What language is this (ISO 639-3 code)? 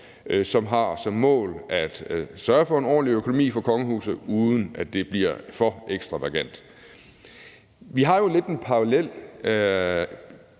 dan